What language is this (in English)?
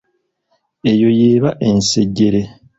Ganda